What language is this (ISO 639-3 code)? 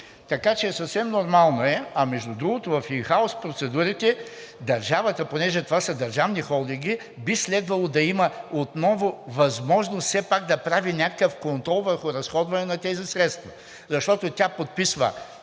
bul